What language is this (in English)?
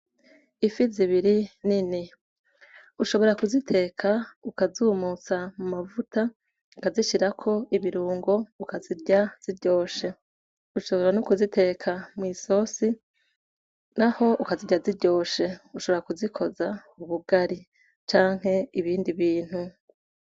Rundi